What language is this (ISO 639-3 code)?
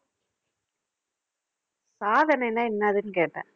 tam